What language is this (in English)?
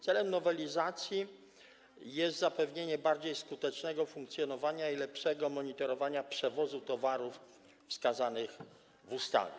Polish